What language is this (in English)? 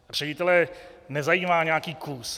Czech